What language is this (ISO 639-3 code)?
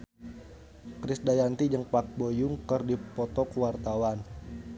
sun